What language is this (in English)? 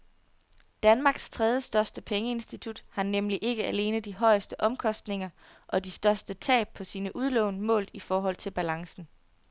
Danish